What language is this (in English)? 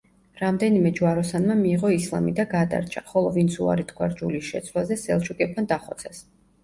Georgian